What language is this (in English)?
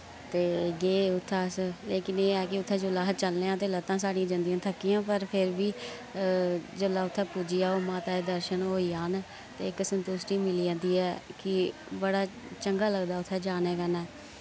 Dogri